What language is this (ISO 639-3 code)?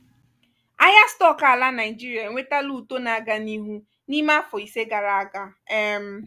ibo